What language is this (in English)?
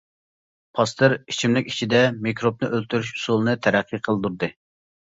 Uyghur